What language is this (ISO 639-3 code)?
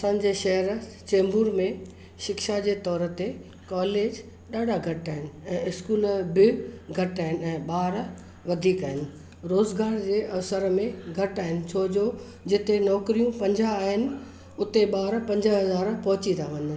snd